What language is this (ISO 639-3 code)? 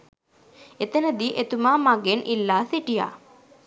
sin